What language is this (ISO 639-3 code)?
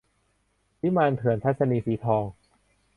tha